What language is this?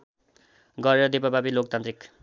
Nepali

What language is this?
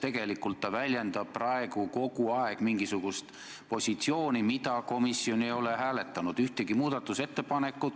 Estonian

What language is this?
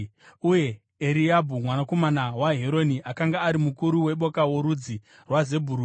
Shona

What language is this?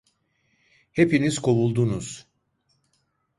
Turkish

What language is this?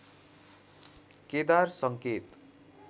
Nepali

